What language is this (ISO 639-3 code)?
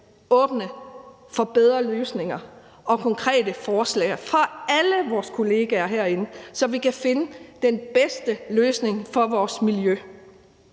dan